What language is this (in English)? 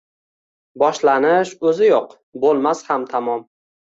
Uzbek